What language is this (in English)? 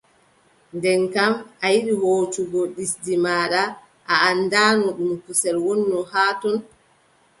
Adamawa Fulfulde